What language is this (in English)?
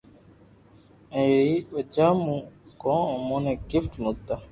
Loarki